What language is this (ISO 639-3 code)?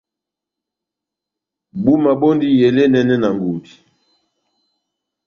bnm